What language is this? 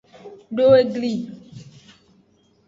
Aja (Benin)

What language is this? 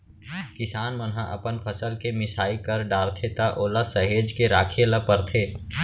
Chhattisgarhi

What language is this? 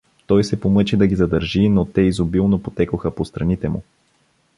Bulgarian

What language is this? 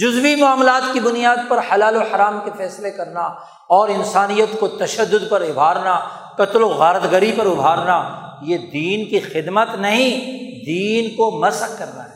Urdu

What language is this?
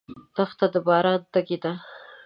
Pashto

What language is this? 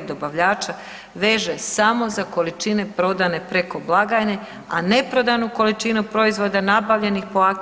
Croatian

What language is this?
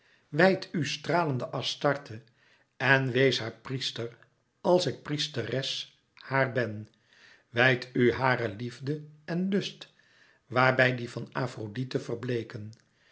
Dutch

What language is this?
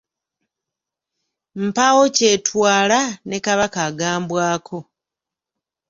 Ganda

